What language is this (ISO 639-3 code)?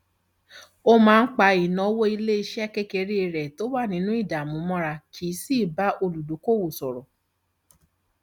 yor